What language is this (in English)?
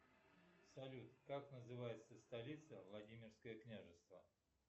Russian